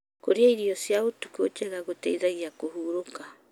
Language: Kikuyu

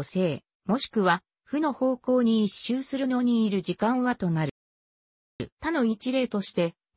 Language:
Japanese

